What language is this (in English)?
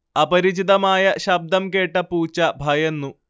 Malayalam